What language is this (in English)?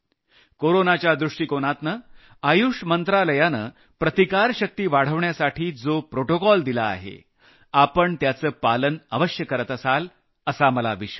Marathi